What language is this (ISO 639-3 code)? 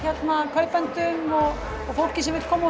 isl